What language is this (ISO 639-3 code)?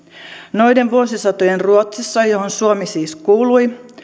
fin